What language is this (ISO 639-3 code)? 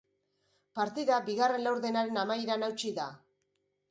eus